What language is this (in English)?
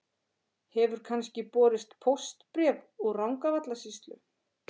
Icelandic